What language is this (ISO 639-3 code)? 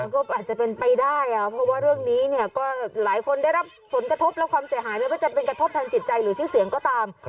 tha